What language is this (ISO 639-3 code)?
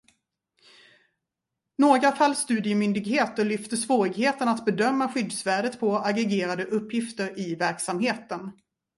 swe